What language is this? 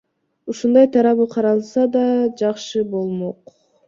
Kyrgyz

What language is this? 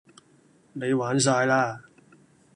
Cantonese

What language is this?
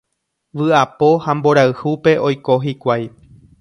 Guarani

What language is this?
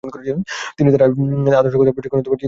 Bangla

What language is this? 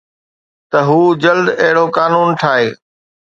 Sindhi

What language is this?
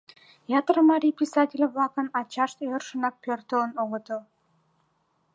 Mari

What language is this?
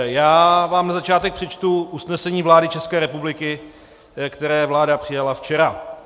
Czech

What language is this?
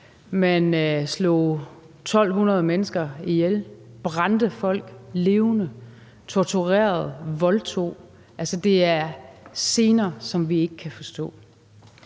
Danish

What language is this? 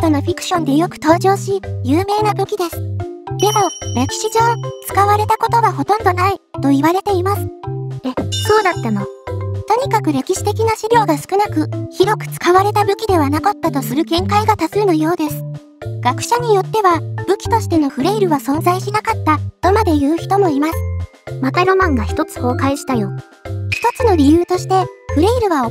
Japanese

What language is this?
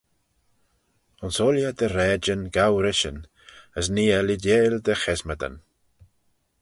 Manx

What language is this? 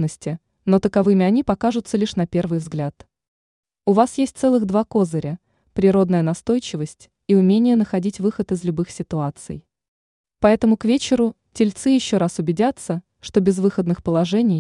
Russian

